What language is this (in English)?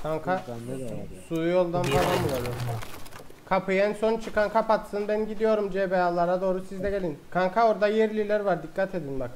Turkish